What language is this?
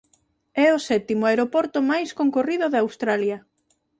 Galician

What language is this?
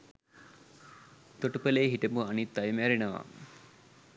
Sinhala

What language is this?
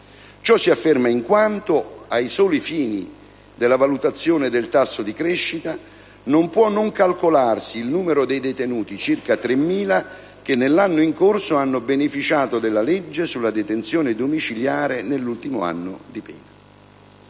Italian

